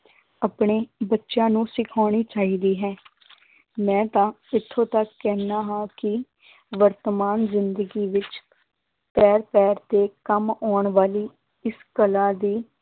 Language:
Punjabi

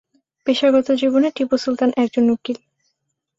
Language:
Bangla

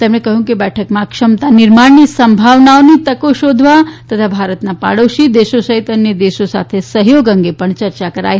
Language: Gujarati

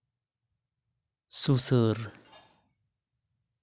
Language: Santali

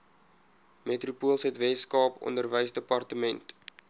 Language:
Afrikaans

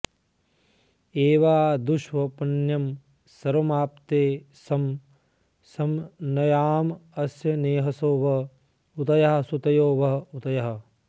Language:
Sanskrit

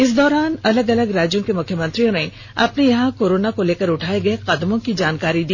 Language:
Hindi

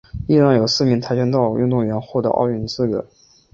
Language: Chinese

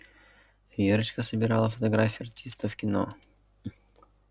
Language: Russian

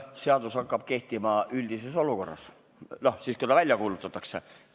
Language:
Estonian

